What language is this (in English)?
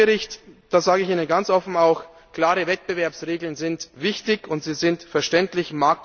German